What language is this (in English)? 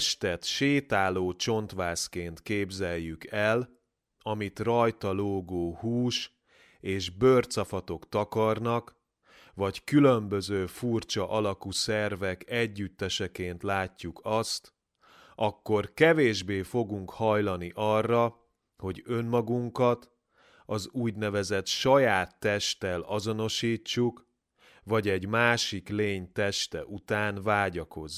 Hungarian